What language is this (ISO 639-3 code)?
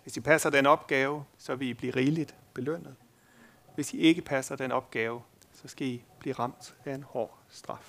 dan